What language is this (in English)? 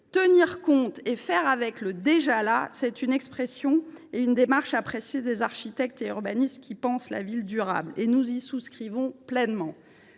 French